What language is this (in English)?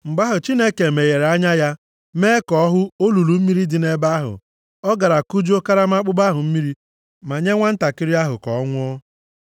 Igbo